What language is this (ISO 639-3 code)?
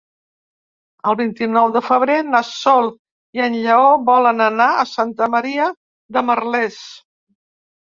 cat